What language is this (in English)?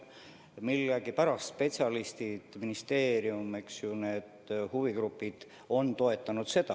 Estonian